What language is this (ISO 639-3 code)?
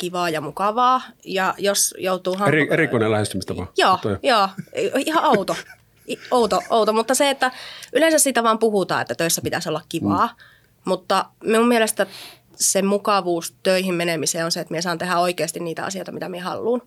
fin